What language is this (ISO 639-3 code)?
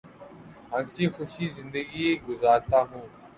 urd